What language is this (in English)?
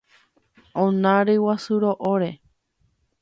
Guarani